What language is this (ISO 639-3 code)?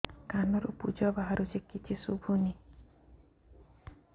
ori